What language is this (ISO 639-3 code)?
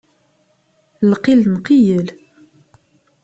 kab